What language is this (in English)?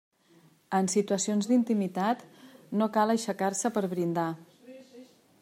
Catalan